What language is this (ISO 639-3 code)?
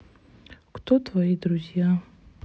rus